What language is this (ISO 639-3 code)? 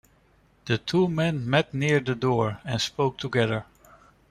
eng